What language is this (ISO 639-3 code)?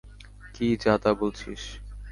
ben